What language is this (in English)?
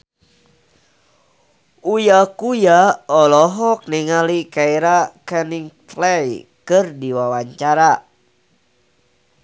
Sundanese